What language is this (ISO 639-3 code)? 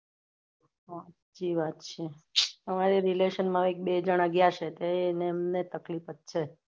guj